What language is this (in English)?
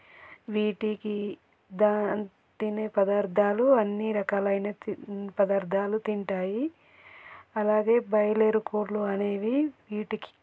Telugu